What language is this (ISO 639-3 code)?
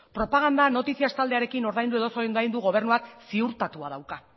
eus